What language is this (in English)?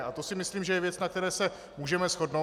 Czech